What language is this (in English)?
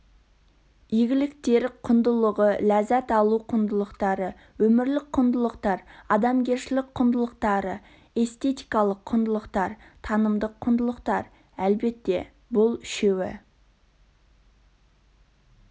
Kazakh